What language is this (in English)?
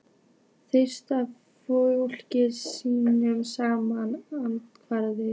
Icelandic